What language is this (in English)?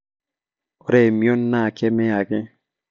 Masai